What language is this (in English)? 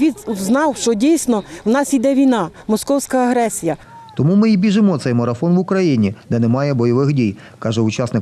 Ukrainian